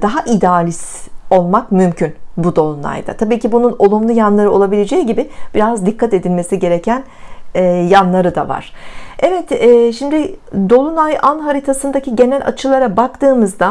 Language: Turkish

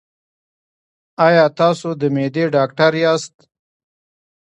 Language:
Pashto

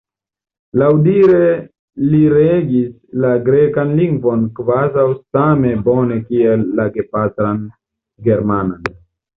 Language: Esperanto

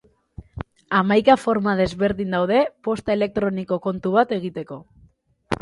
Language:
Basque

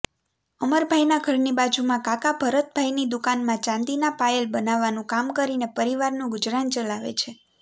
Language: Gujarati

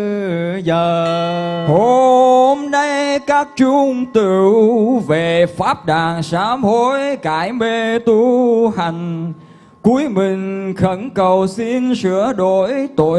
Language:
Vietnamese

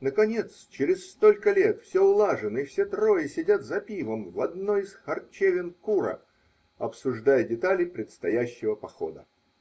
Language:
Russian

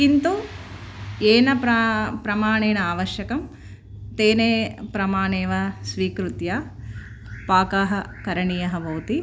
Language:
Sanskrit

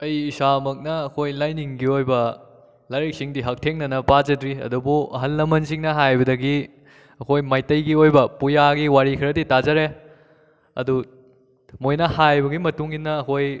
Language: Manipuri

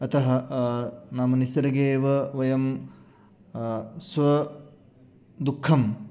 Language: Sanskrit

